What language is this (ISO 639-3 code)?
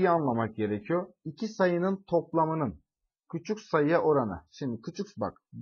tur